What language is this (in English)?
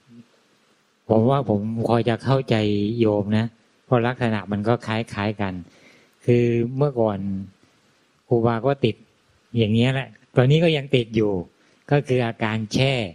Thai